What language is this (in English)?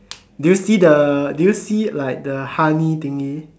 English